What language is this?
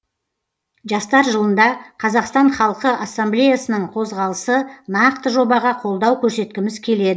Kazakh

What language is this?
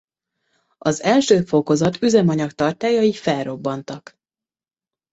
Hungarian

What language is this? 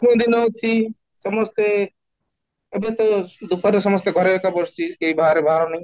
Odia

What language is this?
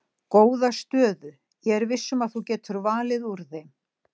Icelandic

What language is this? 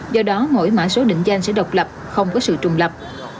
Vietnamese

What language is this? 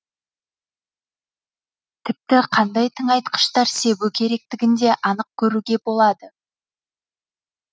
Kazakh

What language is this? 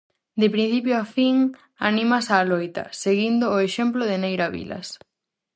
Galician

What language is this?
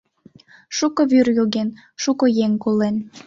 Mari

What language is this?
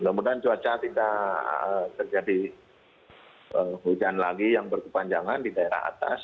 Indonesian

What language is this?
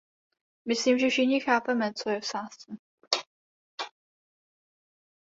Czech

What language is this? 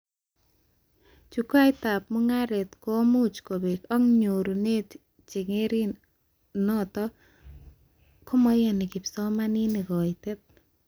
Kalenjin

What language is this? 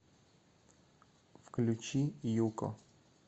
Russian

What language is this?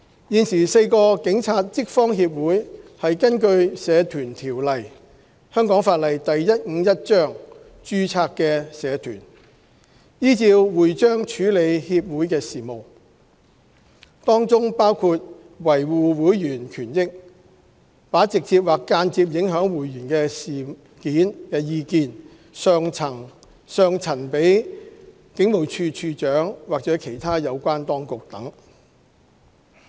Cantonese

